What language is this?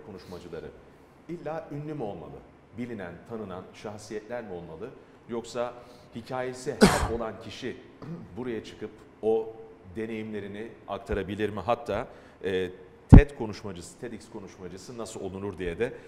Turkish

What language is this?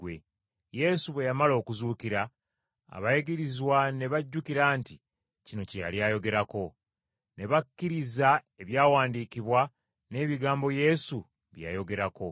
Ganda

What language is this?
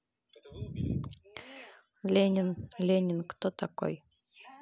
Russian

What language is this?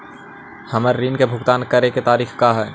Magahi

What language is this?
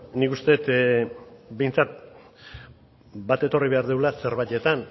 Basque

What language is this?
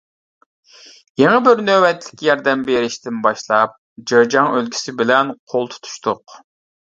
Uyghur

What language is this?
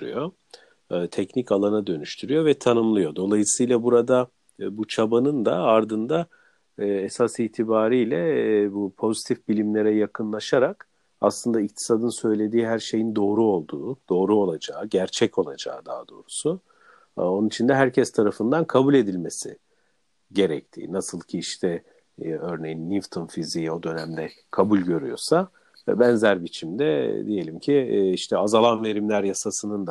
Turkish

